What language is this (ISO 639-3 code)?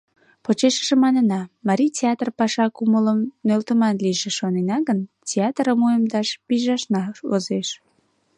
chm